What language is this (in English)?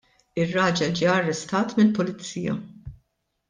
Maltese